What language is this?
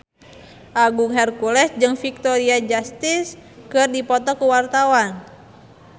Sundanese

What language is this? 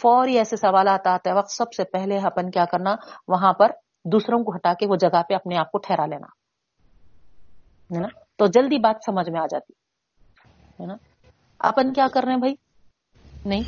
Urdu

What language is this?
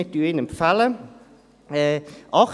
Swiss German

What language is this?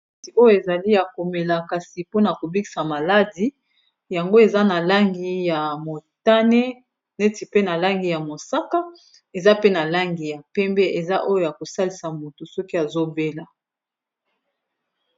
Lingala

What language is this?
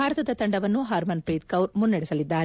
Kannada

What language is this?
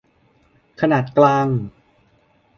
Thai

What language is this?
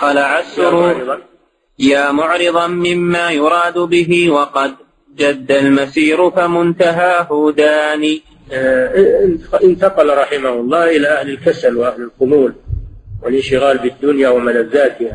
Arabic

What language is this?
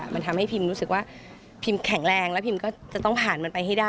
Thai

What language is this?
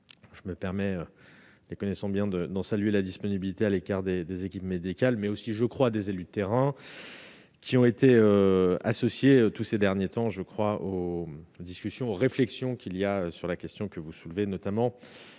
French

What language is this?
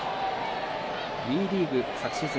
Japanese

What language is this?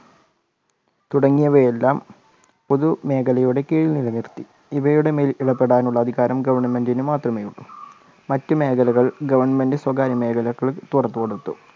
Malayalam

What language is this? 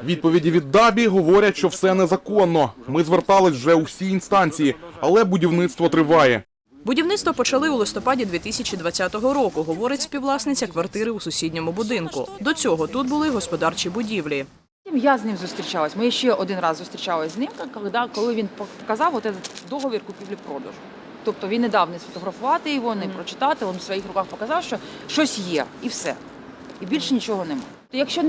Ukrainian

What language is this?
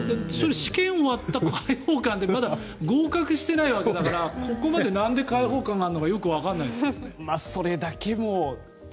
Japanese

